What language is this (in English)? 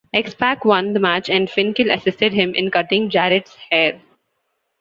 English